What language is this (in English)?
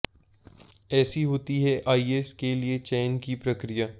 Hindi